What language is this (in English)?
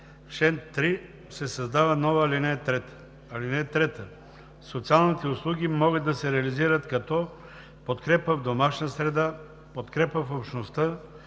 Bulgarian